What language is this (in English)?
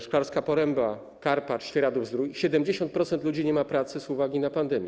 Polish